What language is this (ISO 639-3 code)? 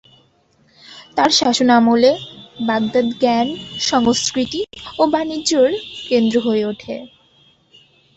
ben